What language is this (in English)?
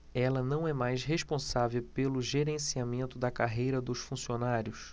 Portuguese